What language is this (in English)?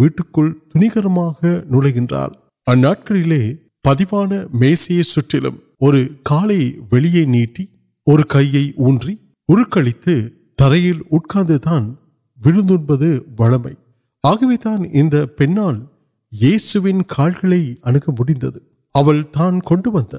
Urdu